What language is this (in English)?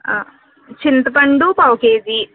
Telugu